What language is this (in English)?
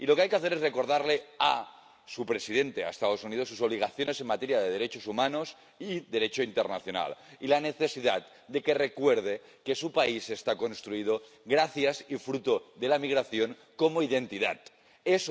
Spanish